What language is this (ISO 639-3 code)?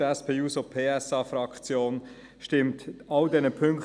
gsw